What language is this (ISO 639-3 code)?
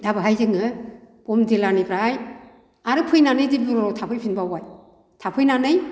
brx